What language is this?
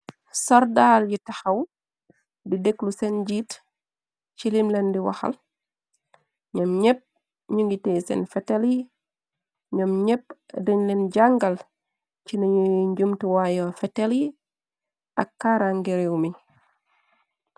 Wolof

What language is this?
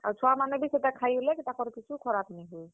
Odia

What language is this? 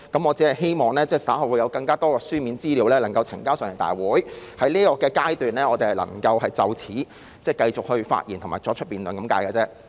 Cantonese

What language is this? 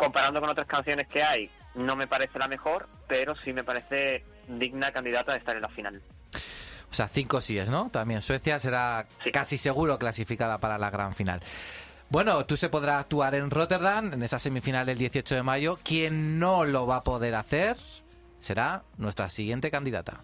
Spanish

